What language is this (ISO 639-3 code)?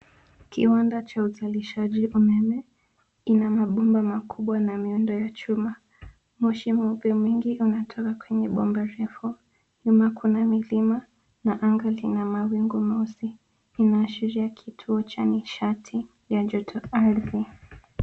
swa